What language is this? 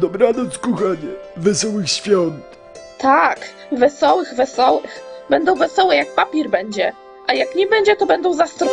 Polish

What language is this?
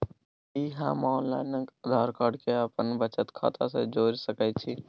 Maithili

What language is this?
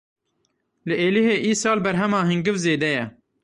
Kurdish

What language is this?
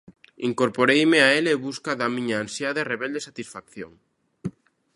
Galician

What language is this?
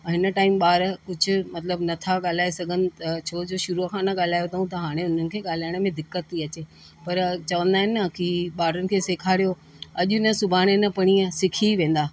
Sindhi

